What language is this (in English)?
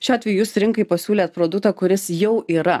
Lithuanian